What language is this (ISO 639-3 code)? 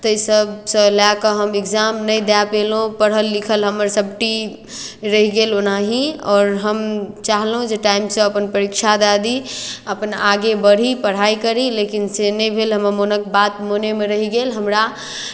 mai